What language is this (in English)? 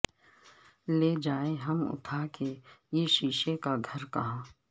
Urdu